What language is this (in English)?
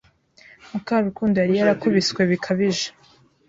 Kinyarwanda